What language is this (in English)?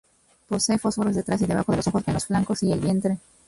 Spanish